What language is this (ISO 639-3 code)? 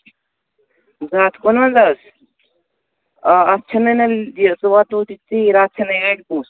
kas